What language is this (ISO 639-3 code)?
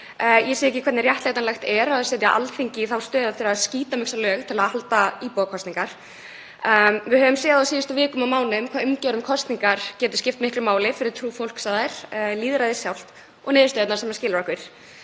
isl